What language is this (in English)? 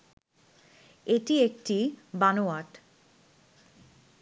Bangla